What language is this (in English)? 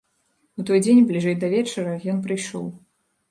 Belarusian